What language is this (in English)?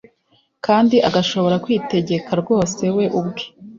Kinyarwanda